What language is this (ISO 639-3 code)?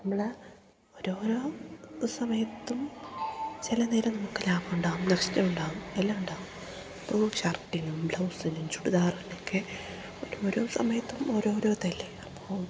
mal